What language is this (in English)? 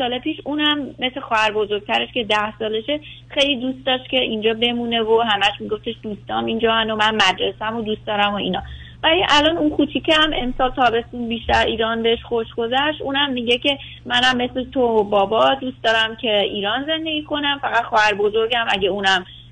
Persian